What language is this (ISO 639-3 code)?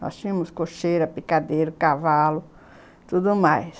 por